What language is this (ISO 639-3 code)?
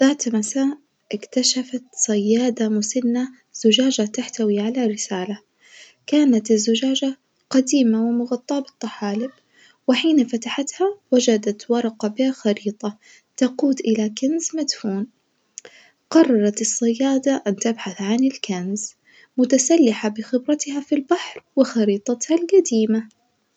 ars